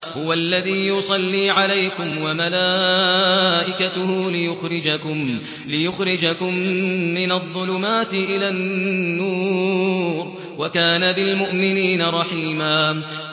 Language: Arabic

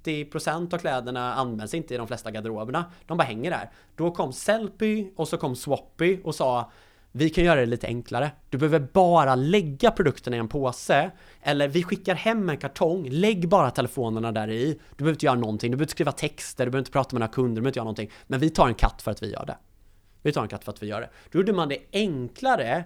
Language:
Swedish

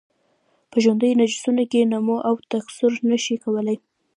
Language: Pashto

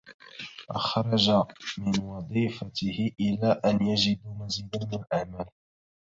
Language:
Arabic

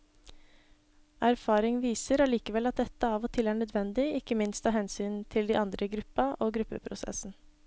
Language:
Norwegian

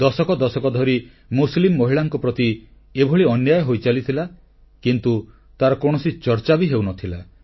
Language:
Odia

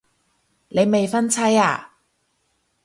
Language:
Cantonese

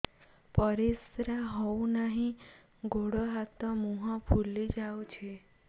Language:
Odia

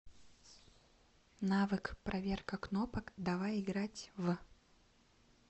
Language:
Russian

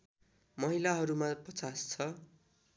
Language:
Nepali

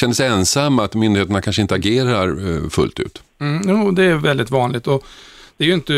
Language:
Swedish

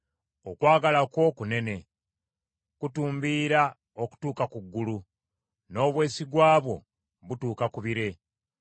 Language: Ganda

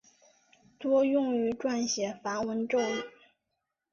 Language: Chinese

